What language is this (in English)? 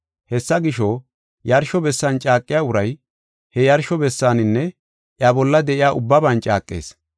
Gofa